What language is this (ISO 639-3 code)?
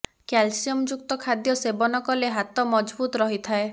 ori